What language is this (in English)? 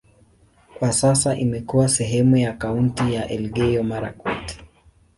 Swahili